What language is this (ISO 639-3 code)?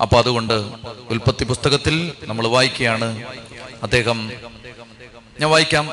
mal